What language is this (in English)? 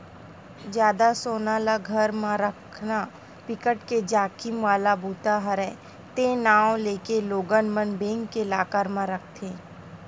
Chhattisgarhi